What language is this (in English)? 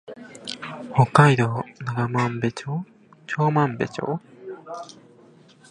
Japanese